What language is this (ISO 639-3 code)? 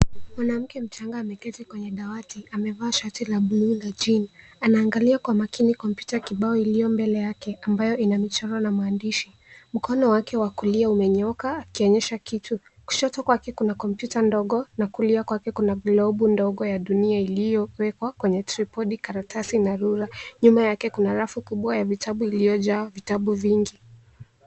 swa